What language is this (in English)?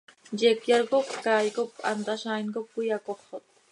Seri